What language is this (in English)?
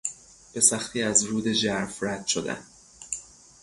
Persian